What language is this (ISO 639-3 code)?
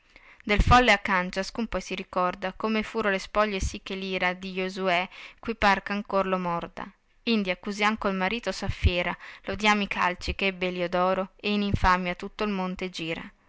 ita